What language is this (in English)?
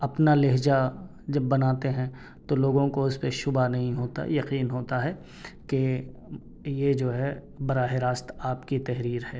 Urdu